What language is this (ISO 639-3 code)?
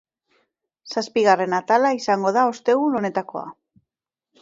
eus